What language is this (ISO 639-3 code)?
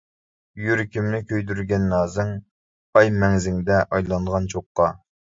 uig